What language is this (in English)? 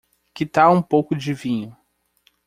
Portuguese